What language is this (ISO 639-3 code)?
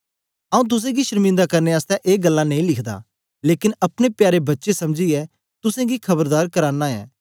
doi